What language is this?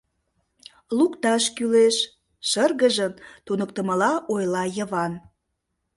Mari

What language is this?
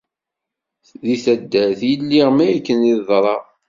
Kabyle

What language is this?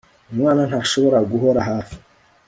Kinyarwanda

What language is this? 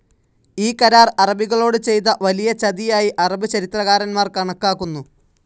Malayalam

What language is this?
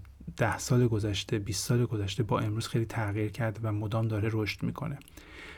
Persian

